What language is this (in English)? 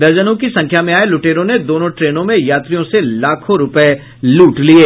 Hindi